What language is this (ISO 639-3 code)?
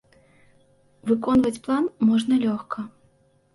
bel